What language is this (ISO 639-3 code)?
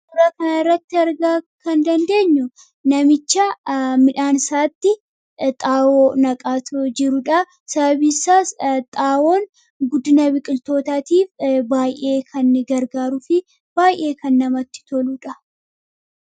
orm